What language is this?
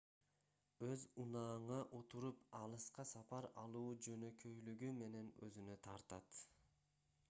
Kyrgyz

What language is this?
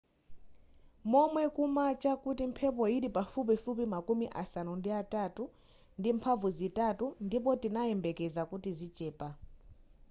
Nyanja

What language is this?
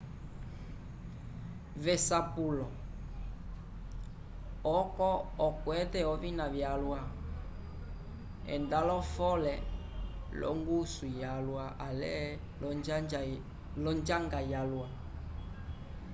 Umbundu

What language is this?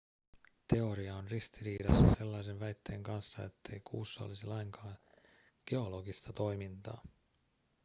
Finnish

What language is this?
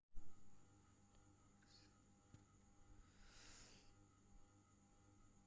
Sindhi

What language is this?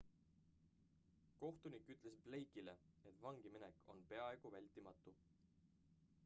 Estonian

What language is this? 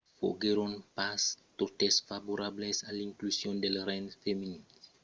Occitan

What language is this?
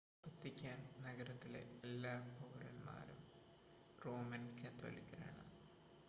Malayalam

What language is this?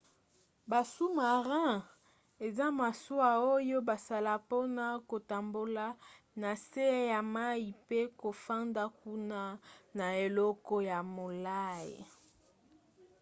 Lingala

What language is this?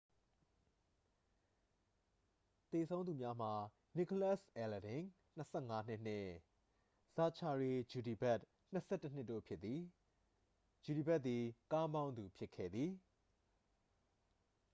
Burmese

